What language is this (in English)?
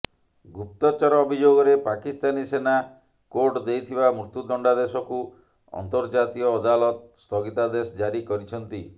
Odia